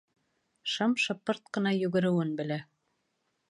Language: Bashkir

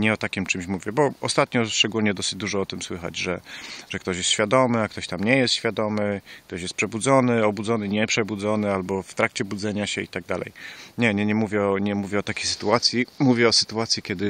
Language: Polish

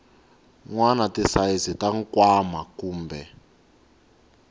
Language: Tsonga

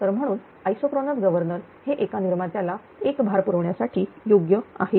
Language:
Marathi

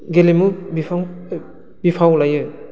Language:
Bodo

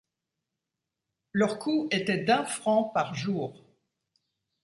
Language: French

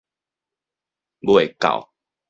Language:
Min Nan Chinese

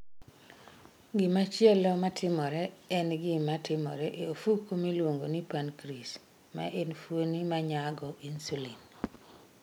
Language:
Luo (Kenya and Tanzania)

